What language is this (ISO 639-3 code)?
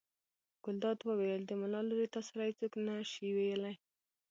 pus